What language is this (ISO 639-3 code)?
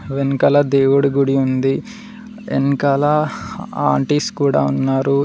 tel